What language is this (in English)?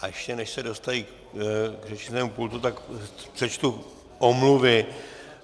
Czech